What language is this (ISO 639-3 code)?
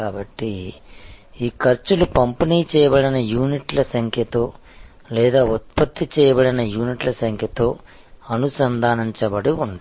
tel